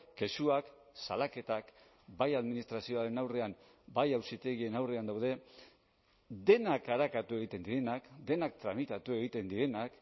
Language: Basque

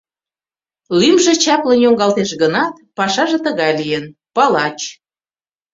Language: Mari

